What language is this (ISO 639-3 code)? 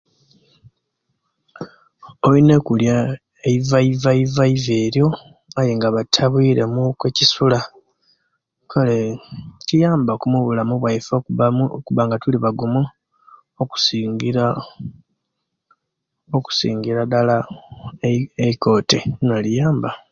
lke